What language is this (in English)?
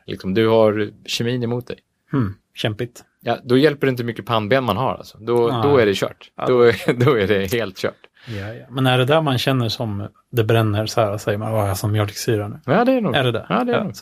Swedish